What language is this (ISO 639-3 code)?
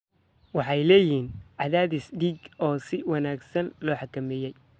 som